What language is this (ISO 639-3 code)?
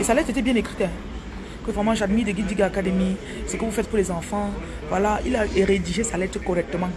fra